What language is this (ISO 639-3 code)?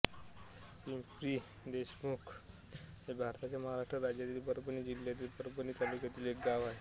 mar